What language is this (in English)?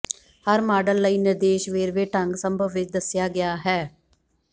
Punjabi